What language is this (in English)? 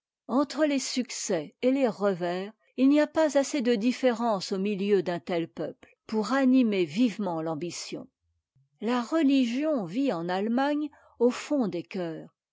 French